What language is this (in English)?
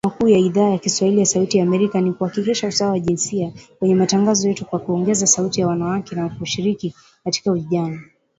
Swahili